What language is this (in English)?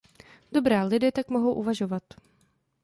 Czech